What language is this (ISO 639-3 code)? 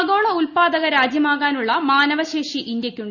mal